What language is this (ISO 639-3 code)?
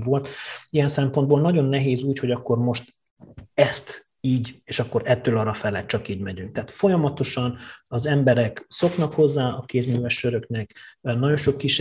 hun